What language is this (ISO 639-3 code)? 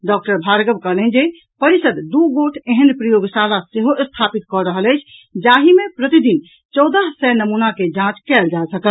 mai